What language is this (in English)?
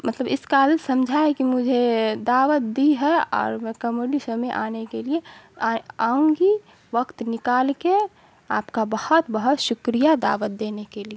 Urdu